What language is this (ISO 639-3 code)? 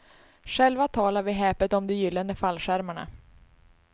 swe